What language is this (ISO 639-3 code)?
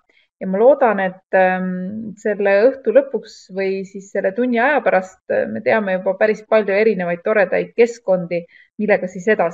fin